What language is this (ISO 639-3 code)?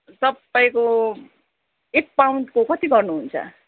nep